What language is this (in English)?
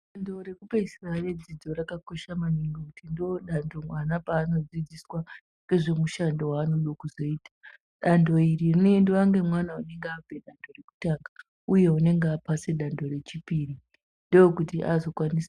Ndau